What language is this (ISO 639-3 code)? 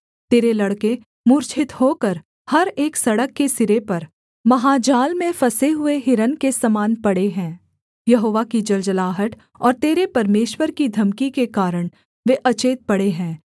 hin